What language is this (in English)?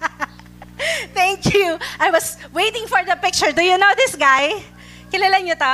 Filipino